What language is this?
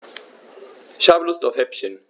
German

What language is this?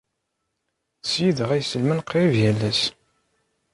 Kabyle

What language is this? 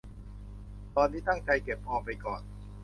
Thai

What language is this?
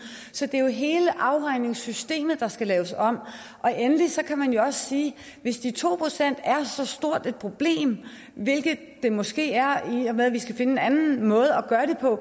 Danish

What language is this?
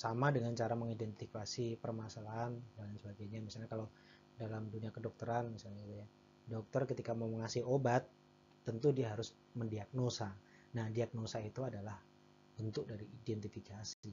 Indonesian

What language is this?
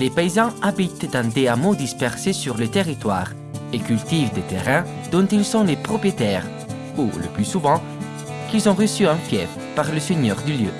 French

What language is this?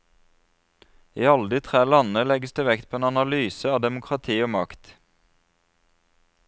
Norwegian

